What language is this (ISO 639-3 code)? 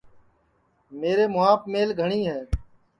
ssi